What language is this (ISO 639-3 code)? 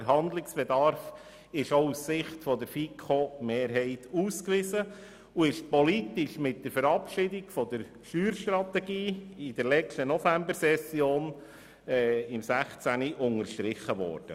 gsw